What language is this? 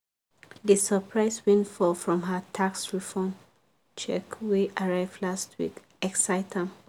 Nigerian Pidgin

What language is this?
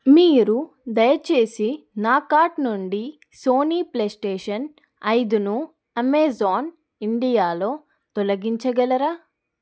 Telugu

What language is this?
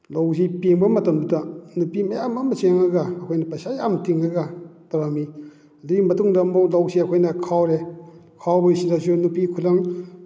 Manipuri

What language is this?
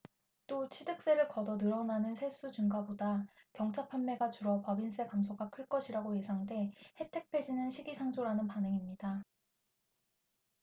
Korean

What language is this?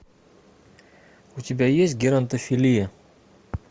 Russian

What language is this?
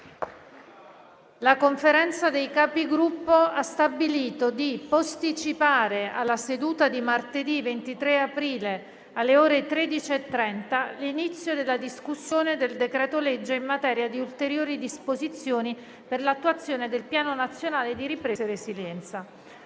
Italian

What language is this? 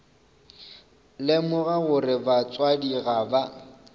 Northern Sotho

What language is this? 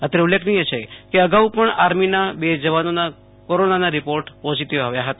Gujarati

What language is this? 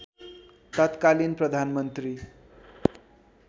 Nepali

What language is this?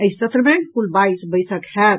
Maithili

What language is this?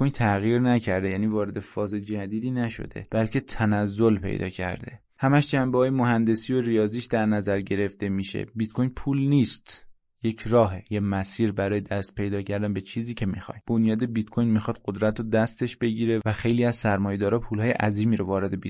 Persian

